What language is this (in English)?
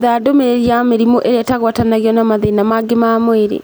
Kikuyu